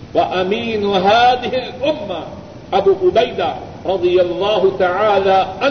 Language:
Urdu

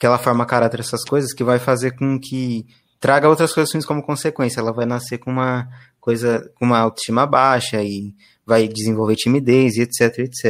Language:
Portuguese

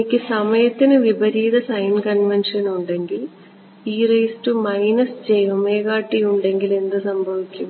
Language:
Malayalam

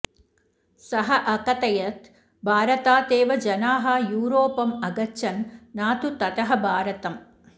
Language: Sanskrit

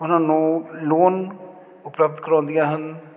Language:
Punjabi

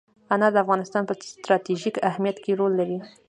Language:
Pashto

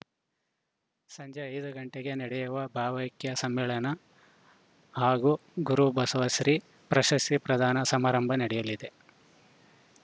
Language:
Kannada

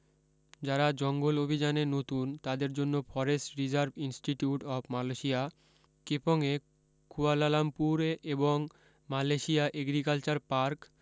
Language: Bangla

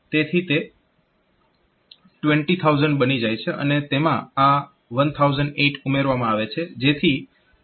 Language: Gujarati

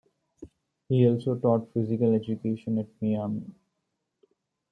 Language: English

